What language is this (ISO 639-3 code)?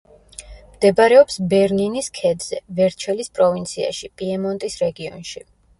kat